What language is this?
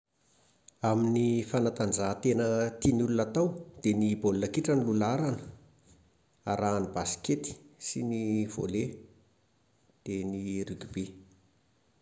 Malagasy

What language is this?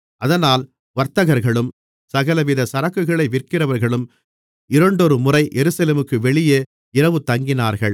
Tamil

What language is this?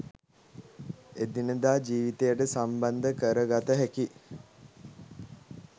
Sinhala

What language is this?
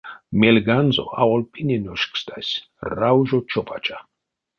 Erzya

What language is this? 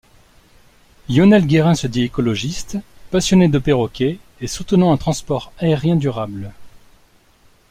French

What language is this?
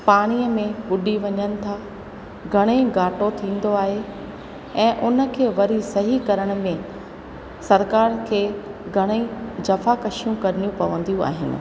Sindhi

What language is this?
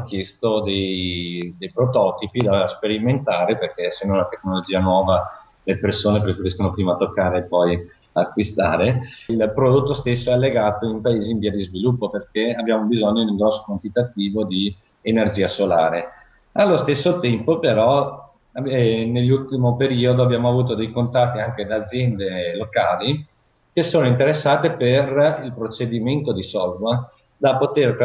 Italian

